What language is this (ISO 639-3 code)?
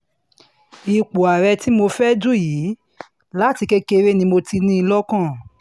yor